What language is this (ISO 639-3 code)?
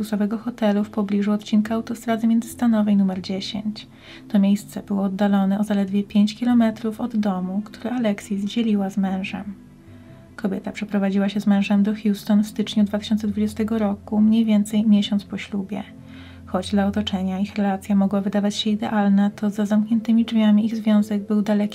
pol